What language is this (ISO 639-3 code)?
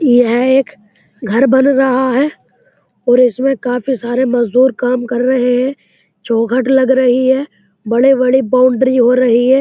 hin